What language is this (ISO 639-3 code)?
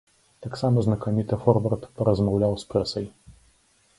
bel